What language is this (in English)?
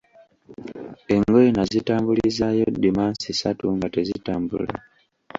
Ganda